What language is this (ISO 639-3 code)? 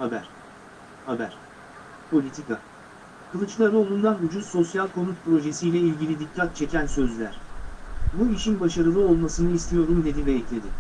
tur